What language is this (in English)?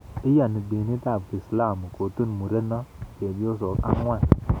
Kalenjin